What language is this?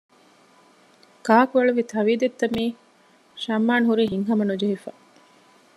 Divehi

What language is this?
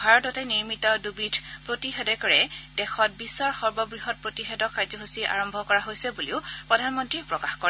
Assamese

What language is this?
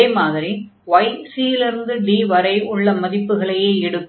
Tamil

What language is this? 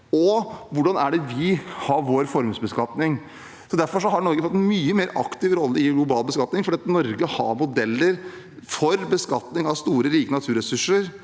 Norwegian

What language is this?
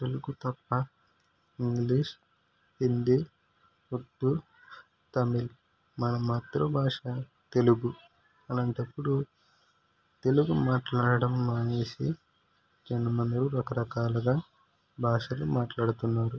Telugu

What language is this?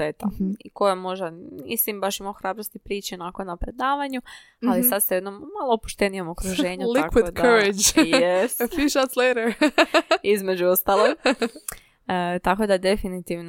Croatian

